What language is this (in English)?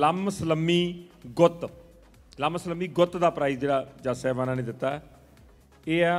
Punjabi